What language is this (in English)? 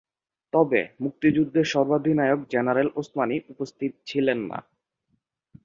Bangla